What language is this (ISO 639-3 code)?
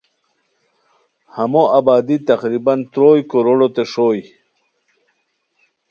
khw